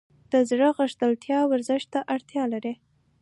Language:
Pashto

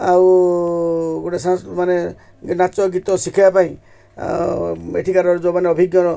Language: Odia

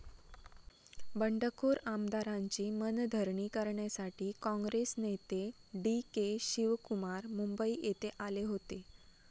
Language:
Marathi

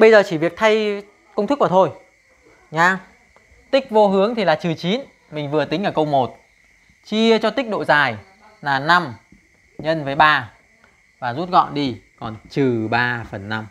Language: Vietnamese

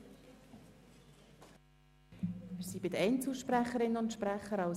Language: Swiss German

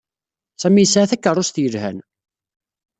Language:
Kabyle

